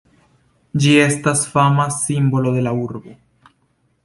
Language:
Esperanto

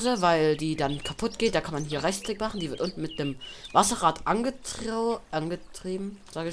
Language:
German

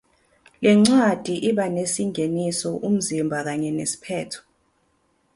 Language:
Zulu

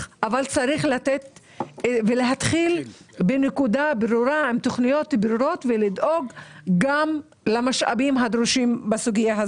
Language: Hebrew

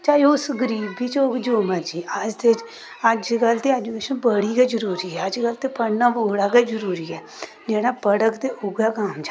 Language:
Dogri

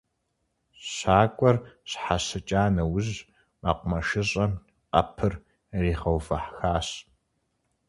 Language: Kabardian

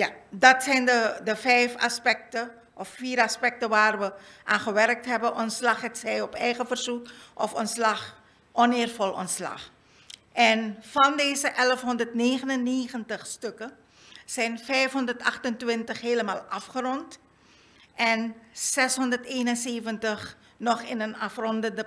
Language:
Dutch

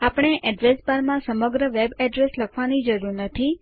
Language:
Gujarati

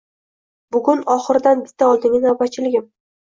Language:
Uzbek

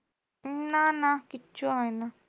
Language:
Bangla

